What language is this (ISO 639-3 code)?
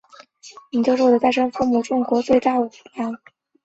zho